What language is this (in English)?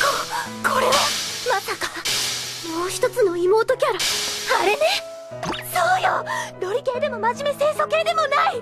Japanese